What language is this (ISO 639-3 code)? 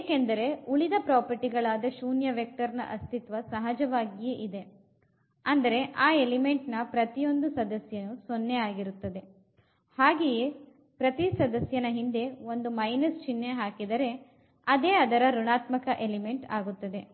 kan